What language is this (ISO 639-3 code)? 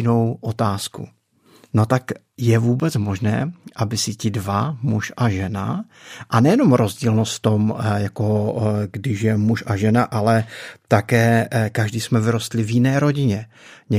ces